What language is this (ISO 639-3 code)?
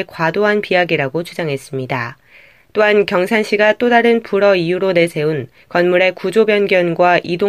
kor